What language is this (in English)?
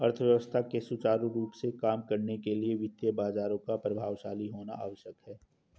Hindi